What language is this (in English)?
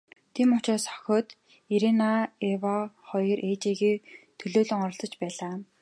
Mongolian